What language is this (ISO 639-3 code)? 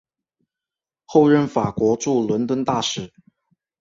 zho